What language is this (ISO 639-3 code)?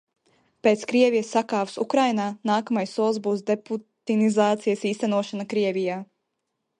lav